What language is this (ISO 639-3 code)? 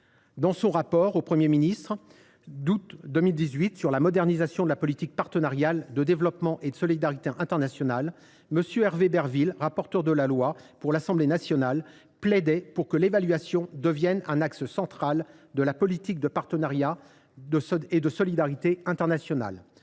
fra